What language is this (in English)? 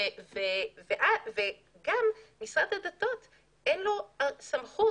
Hebrew